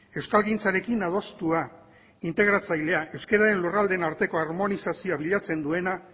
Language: Basque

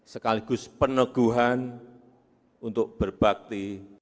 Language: Indonesian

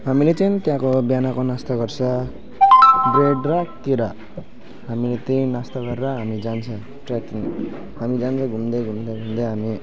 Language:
Nepali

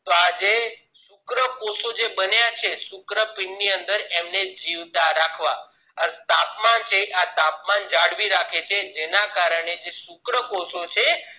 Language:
Gujarati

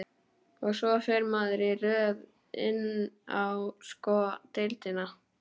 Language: Icelandic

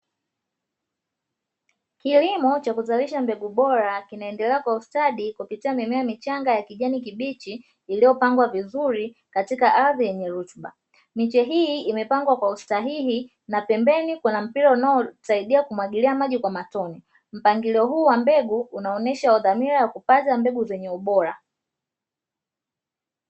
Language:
Swahili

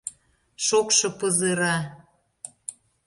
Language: Mari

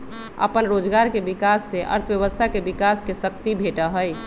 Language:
Magahi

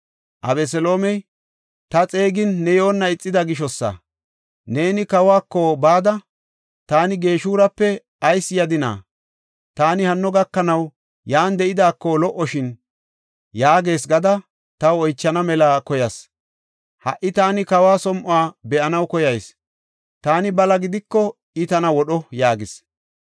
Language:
Gofa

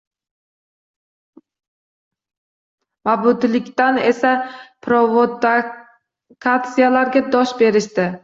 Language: Uzbek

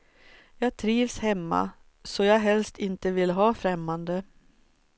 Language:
Swedish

